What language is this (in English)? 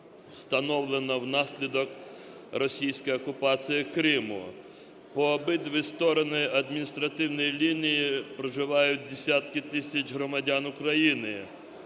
Ukrainian